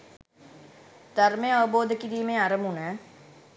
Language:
Sinhala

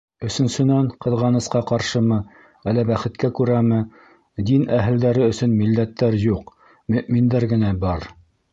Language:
Bashkir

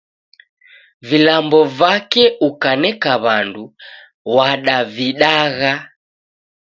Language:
Taita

